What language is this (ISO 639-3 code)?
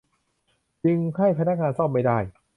tha